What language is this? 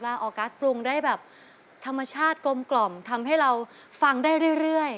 Thai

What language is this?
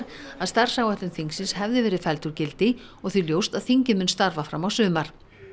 Icelandic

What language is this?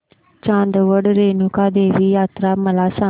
Marathi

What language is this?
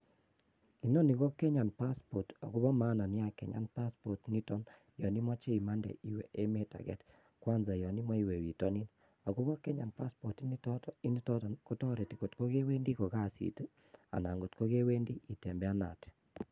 Kalenjin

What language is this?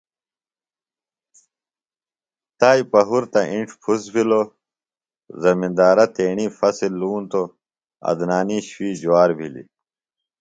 Phalura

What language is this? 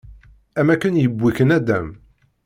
Kabyle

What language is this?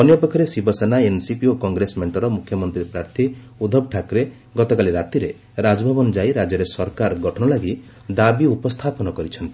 Odia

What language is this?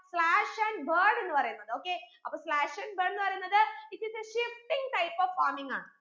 Malayalam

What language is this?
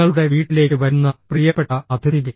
Malayalam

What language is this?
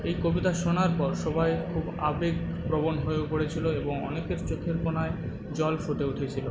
Bangla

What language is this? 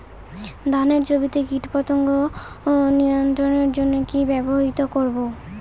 Bangla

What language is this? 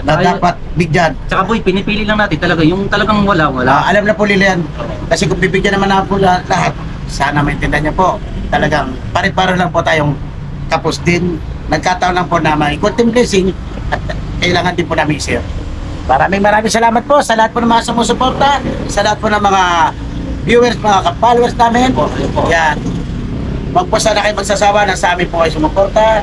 Filipino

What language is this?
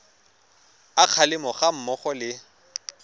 Tswana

